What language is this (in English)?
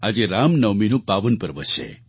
Gujarati